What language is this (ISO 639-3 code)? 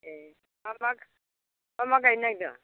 brx